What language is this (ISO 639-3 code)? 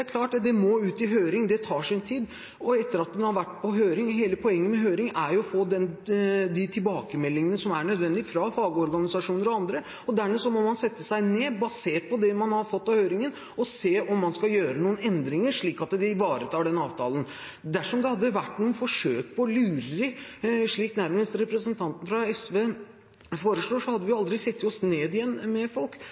nob